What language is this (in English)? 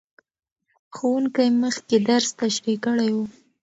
Pashto